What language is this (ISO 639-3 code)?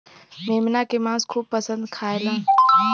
bho